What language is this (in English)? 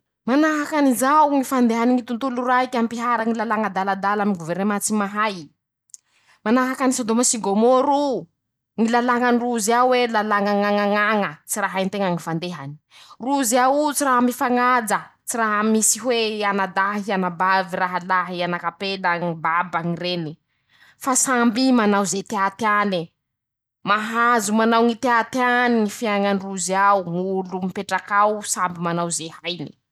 Masikoro Malagasy